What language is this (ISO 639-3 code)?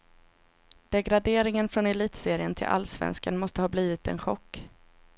swe